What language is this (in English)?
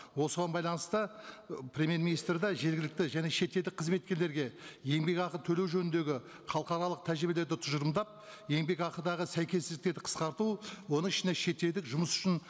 Kazakh